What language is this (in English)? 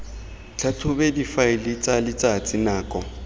Tswana